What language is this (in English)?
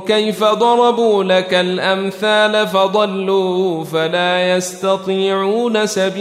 Arabic